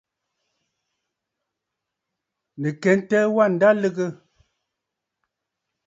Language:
Bafut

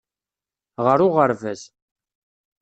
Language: Kabyle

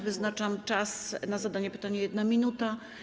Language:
Polish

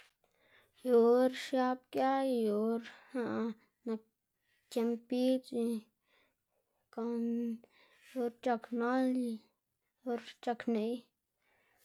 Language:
Xanaguía Zapotec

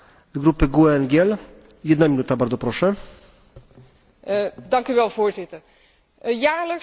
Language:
Dutch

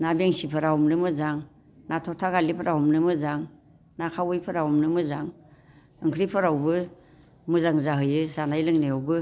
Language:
Bodo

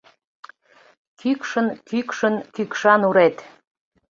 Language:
Mari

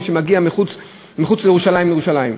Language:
Hebrew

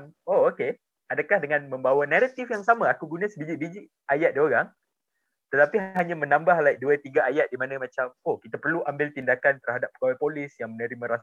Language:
Malay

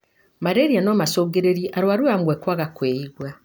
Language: Kikuyu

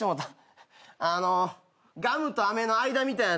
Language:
Japanese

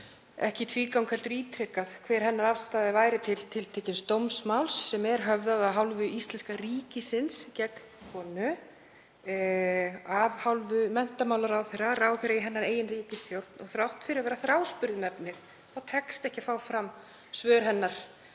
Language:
Icelandic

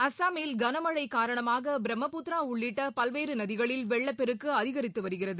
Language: Tamil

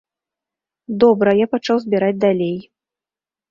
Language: Belarusian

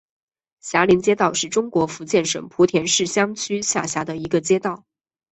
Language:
Chinese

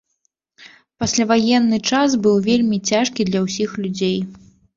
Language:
Belarusian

